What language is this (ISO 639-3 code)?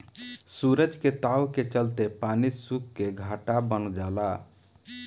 bho